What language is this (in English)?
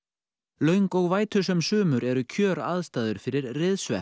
Icelandic